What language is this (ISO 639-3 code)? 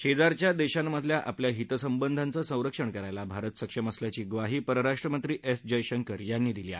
mar